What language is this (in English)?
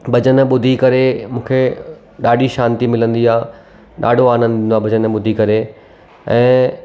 Sindhi